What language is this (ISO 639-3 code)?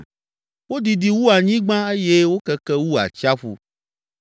ewe